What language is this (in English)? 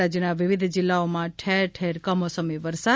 Gujarati